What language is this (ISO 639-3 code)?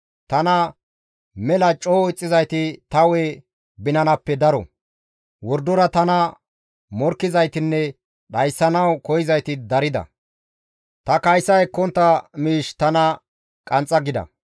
gmv